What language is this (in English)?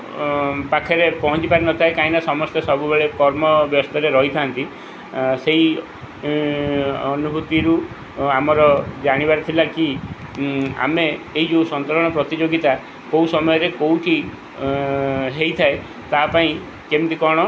Odia